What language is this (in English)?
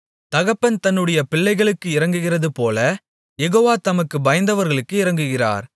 Tamil